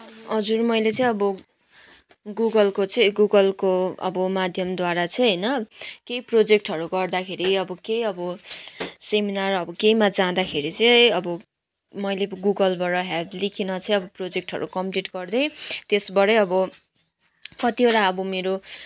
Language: Nepali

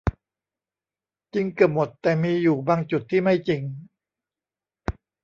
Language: Thai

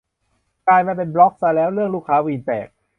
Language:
Thai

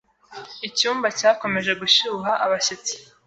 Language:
Kinyarwanda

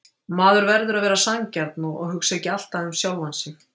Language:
Icelandic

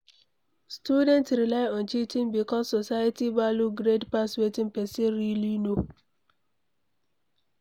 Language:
Nigerian Pidgin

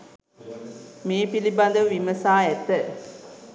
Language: Sinhala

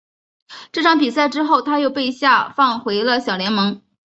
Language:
Chinese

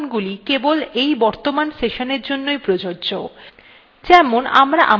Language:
Bangla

